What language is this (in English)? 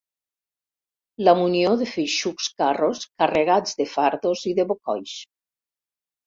Catalan